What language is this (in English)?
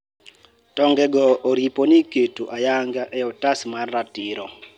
Luo (Kenya and Tanzania)